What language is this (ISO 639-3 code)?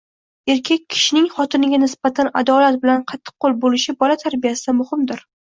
uzb